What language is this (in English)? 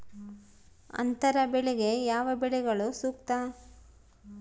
Kannada